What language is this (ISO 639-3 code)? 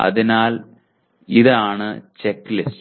mal